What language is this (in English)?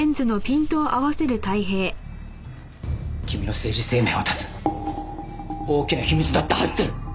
Japanese